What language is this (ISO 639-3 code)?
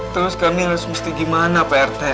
ind